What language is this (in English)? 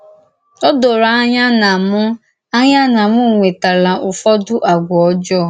Igbo